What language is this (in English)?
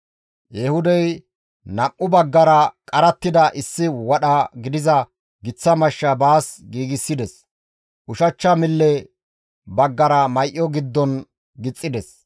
Gamo